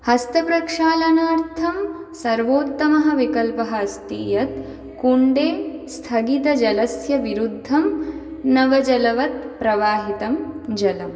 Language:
Sanskrit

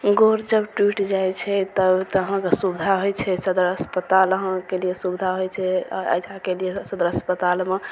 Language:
Maithili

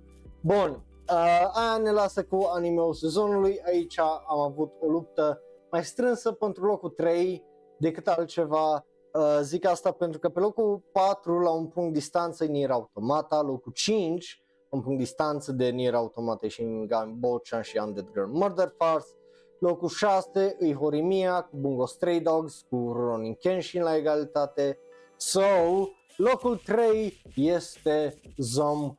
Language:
Romanian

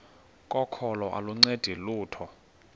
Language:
Xhosa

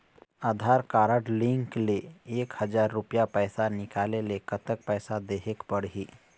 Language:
Chhattisgarhi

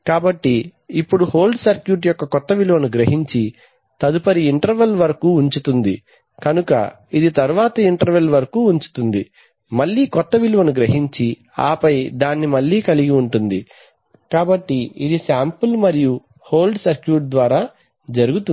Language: Telugu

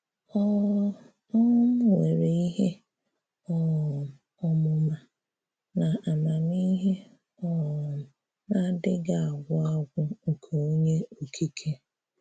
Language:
Igbo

